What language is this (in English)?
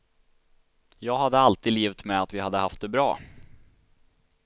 Swedish